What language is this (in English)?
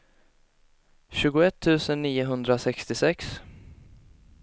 Swedish